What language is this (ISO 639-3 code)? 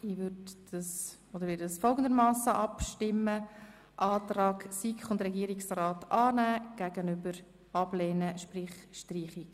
gsw